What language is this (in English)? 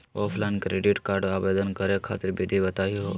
Magahi